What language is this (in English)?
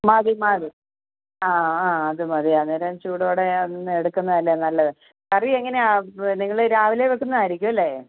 Malayalam